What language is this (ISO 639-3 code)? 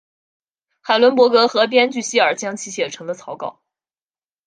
zho